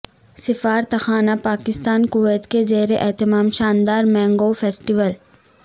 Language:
Urdu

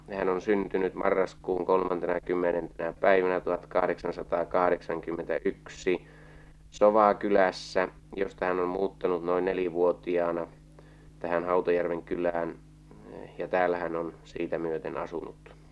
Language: Finnish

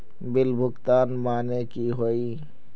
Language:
Magahi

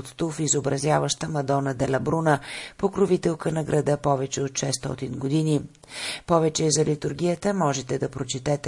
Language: Bulgarian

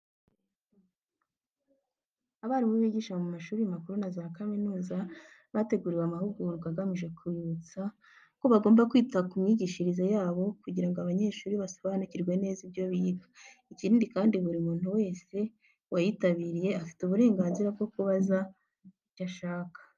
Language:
Kinyarwanda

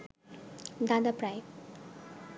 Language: Bangla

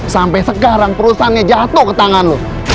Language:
Indonesian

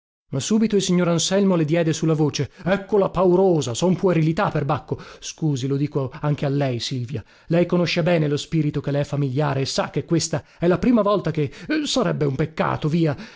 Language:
Italian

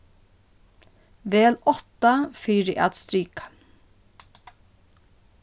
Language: Faroese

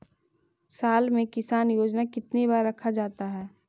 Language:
Magahi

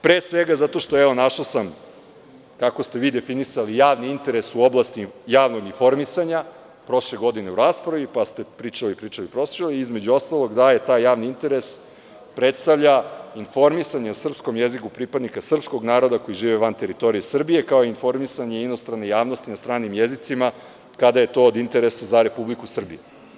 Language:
Serbian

